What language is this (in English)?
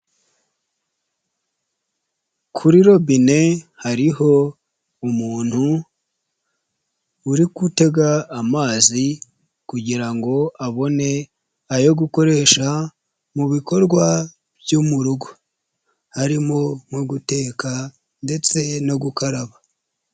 Kinyarwanda